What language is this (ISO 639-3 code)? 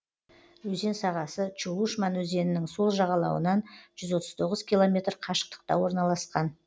kaz